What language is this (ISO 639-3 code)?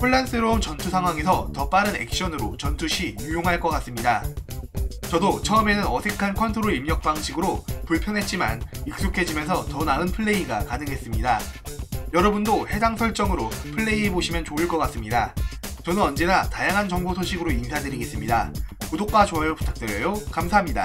kor